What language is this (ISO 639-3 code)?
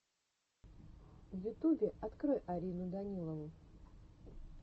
rus